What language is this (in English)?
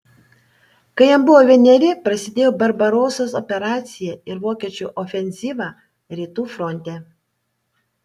Lithuanian